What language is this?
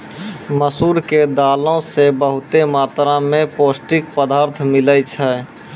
Maithili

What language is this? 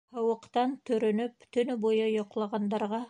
Bashkir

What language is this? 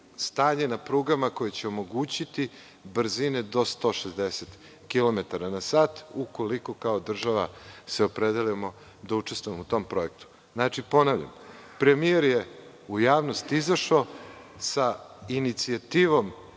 Serbian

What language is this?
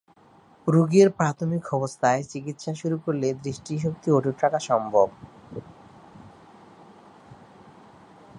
Bangla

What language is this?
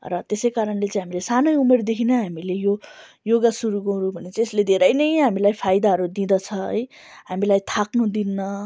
Nepali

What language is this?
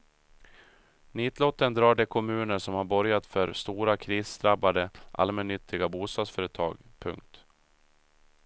Swedish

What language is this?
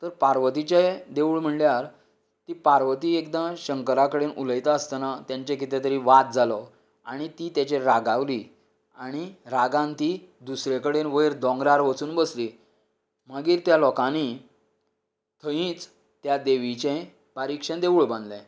Konkani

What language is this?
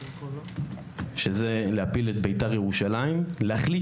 Hebrew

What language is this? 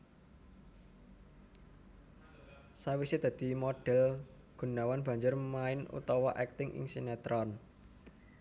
Javanese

